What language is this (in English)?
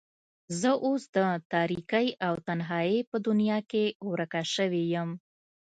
Pashto